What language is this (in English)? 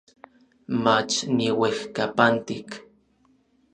Orizaba Nahuatl